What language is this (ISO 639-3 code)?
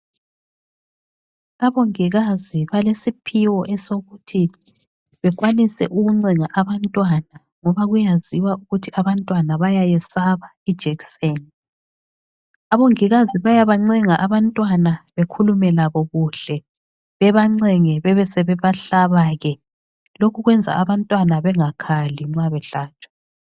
nde